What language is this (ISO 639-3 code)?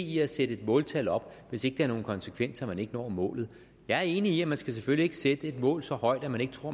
dan